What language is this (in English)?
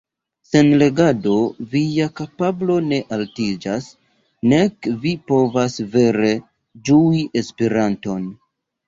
Esperanto